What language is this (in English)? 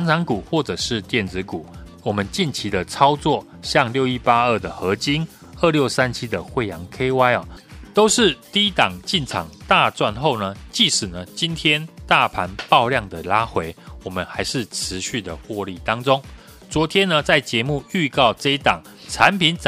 Chinese